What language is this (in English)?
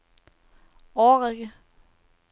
Danish